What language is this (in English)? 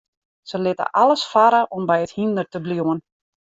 Western Frisian